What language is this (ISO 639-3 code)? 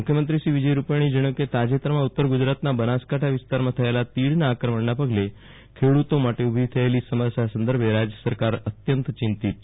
guj